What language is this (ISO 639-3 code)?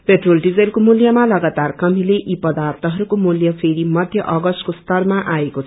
nep